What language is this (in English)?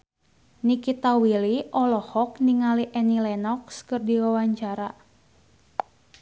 Sundanese